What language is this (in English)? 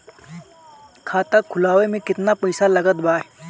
Bhojpuri